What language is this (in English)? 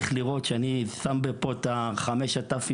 Hebrew